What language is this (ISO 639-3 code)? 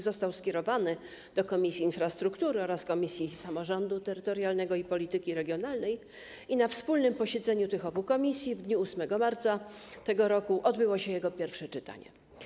pol